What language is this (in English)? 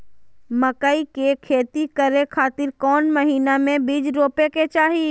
Magahi